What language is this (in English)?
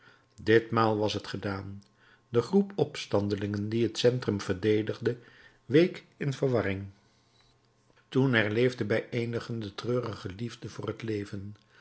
Dutch